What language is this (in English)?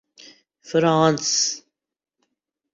Urdu